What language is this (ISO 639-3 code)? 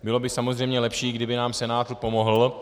ces